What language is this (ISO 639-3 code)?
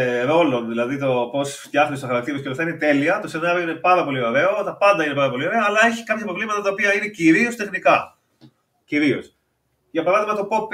ell